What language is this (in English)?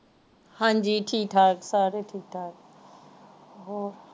Punjabi